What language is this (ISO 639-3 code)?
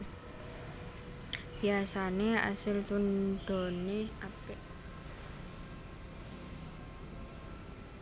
jav